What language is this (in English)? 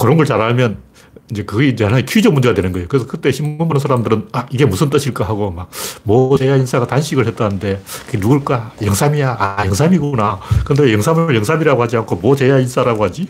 Korean